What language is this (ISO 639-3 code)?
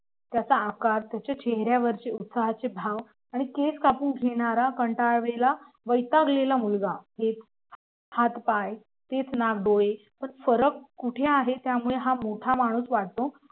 mar